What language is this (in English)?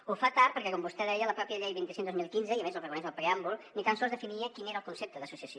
Catalan